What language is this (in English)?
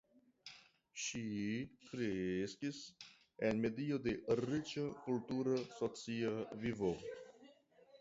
Esperanto